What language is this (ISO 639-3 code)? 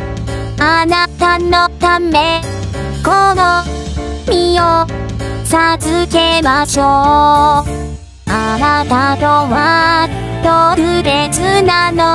jpn